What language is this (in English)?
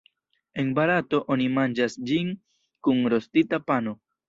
Esperanto